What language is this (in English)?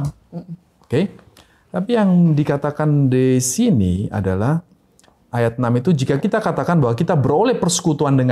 Indonesian